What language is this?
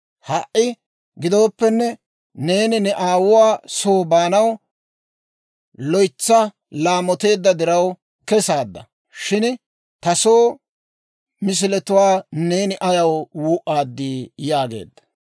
Dawro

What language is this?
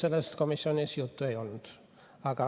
Estonian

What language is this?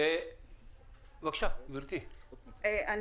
Hebrew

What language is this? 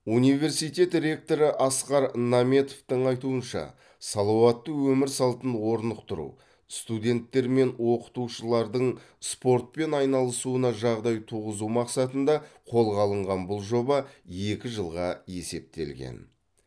Kazakh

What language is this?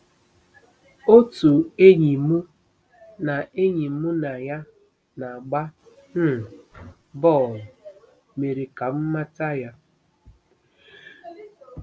Igbo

